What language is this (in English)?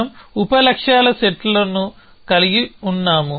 Telugu